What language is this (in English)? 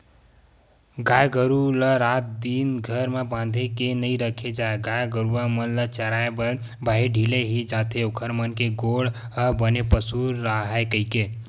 Chhattisgarhi